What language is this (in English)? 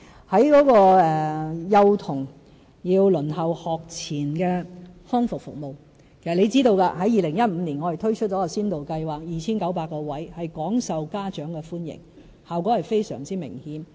Cantonese